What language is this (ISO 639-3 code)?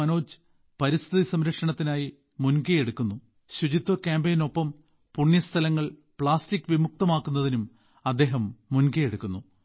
mal